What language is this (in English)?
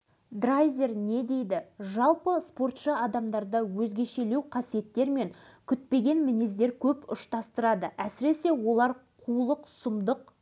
Kazakh